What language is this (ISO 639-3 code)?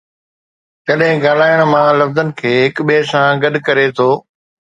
snd